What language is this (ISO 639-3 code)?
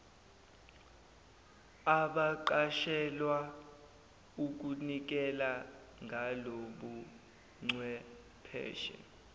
zul